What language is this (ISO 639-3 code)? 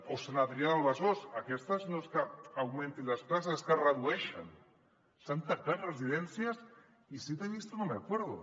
cat